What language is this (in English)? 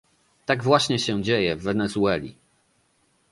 Polish